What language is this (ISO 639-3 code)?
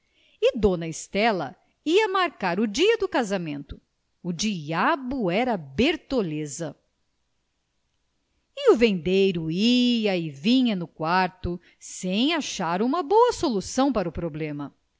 por